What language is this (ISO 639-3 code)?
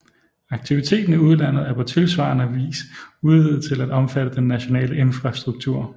dan